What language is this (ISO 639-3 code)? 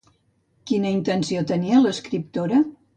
cat